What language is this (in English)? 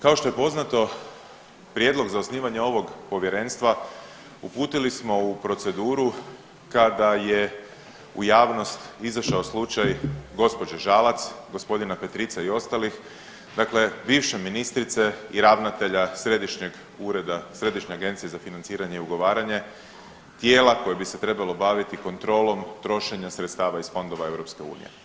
Croatian